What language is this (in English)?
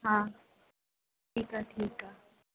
Sindhi